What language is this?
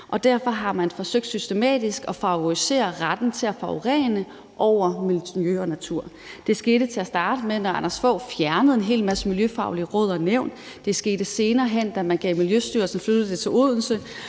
Danish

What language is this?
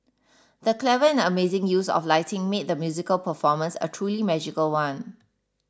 English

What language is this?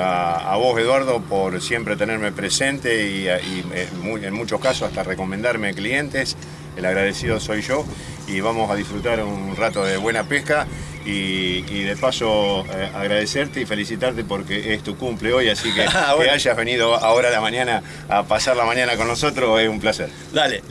Spanish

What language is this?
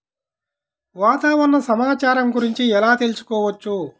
Telugu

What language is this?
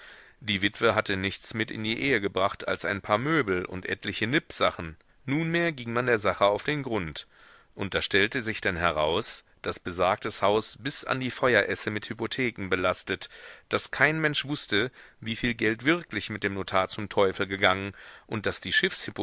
German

